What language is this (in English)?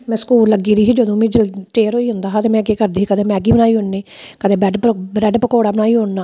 Dogri